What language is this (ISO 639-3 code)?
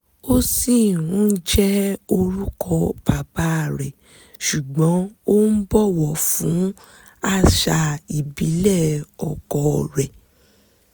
yor